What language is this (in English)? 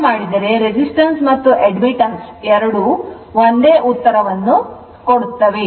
Kannada